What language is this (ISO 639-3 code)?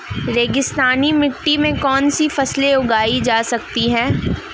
hin